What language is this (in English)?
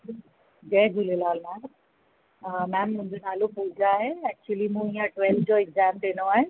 Sindhi